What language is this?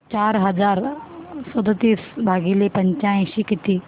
Marathi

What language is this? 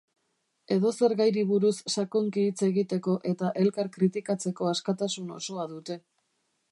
Basque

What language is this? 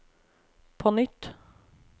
Norwegian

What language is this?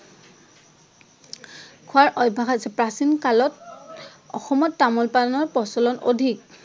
Assamese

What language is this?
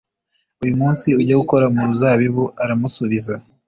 Kinyarwanda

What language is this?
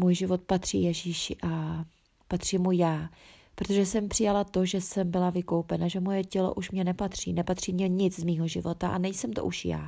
Czech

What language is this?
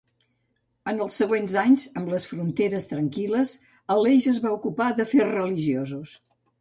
Catalan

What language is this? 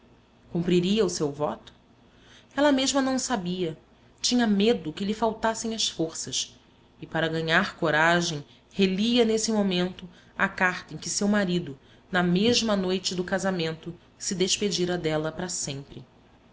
Portuguese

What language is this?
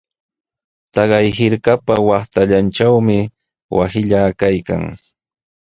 Sihuas Ancash Quechua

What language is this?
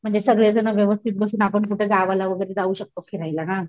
Marathi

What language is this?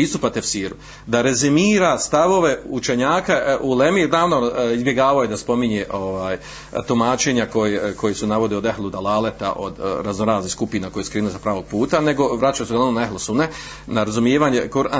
Croatian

